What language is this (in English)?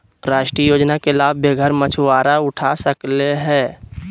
Magahi